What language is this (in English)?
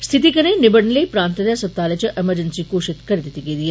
Dogri